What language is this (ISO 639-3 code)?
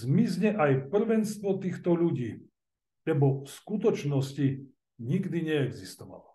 slk